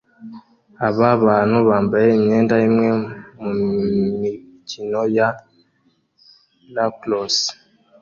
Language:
Kinyarwanda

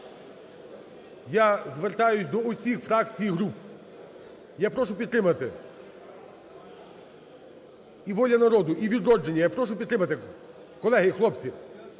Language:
Ukrainian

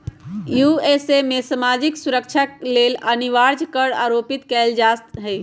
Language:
Magahi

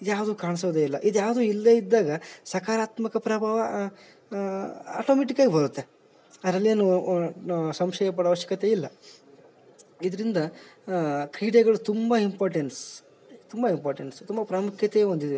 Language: Kannada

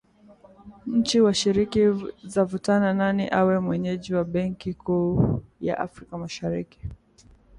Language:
Swahili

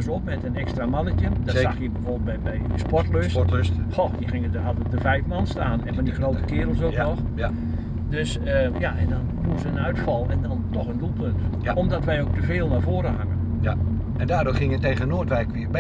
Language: Dutch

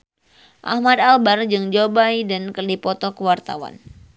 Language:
Sundanese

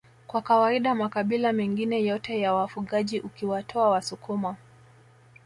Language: Swahili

